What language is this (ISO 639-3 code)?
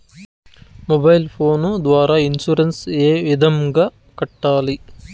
tel